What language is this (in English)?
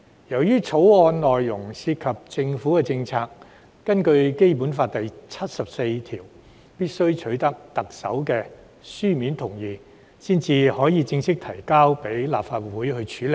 Cantonese